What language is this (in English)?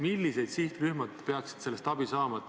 Estonian